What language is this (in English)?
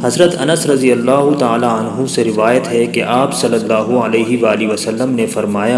Urdu